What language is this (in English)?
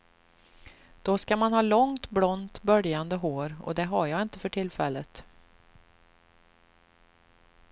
Swedish